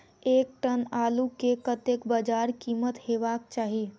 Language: Maithili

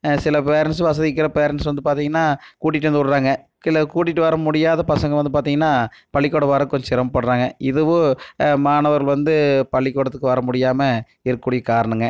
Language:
Tamil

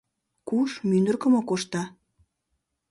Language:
Mari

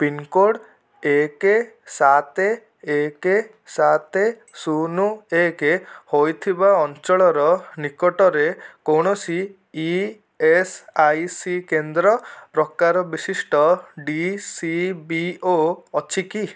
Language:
Odia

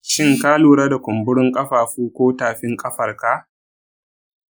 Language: Hausa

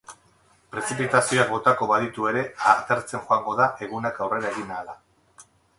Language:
Basque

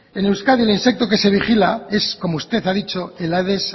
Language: Spanish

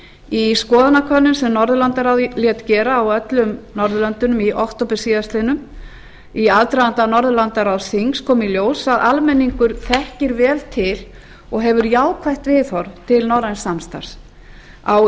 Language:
Icelandic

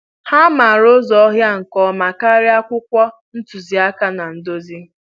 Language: Igbo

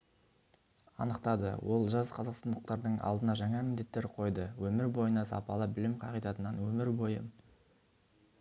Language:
Kazakh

